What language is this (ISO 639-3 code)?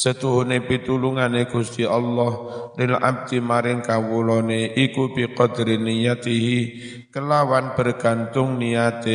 ind